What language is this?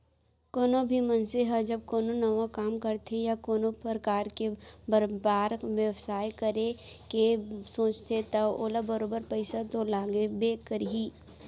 Chhattisgarhi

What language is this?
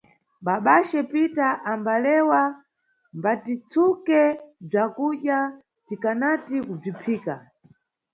Nyungwe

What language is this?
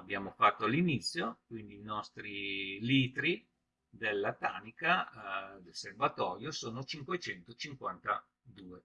Italian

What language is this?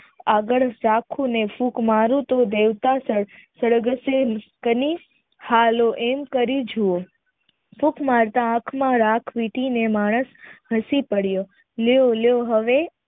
Gujarati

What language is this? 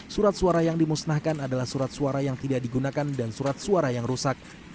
Indonesian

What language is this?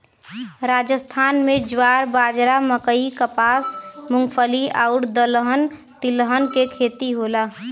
Bhojpuri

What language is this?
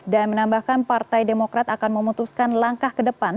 Indonesian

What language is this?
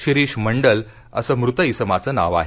Marathi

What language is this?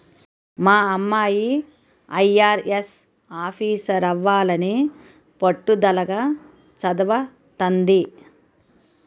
Telugu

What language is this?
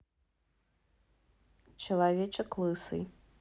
Russian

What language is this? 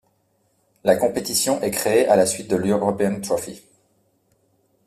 French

